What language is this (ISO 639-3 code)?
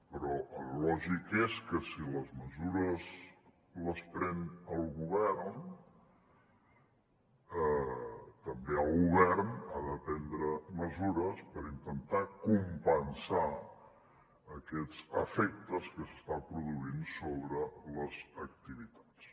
cat